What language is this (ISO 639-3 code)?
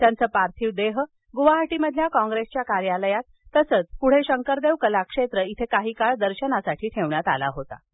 mar